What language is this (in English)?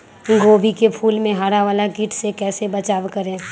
Magahi